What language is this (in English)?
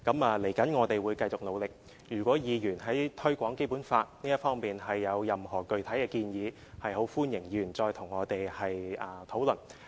Cantonese